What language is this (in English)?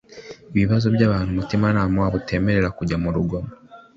Kinyarwanda